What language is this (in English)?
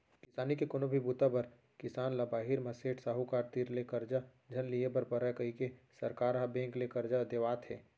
Chhattisgarhi